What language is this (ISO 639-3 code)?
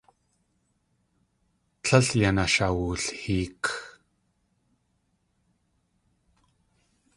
tli